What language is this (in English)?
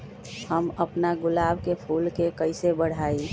Magahi